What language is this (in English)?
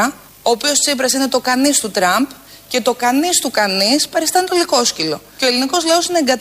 Greek